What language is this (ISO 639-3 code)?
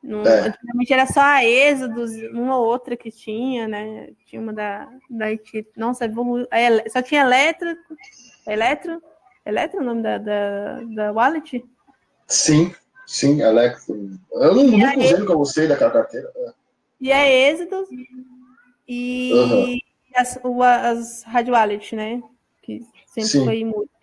por